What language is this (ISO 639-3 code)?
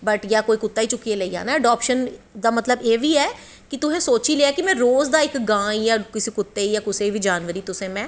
doi